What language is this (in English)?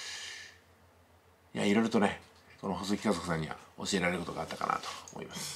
Japanese